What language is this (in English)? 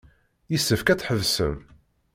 Kabyle